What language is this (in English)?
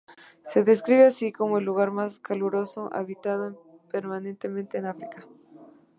Spanish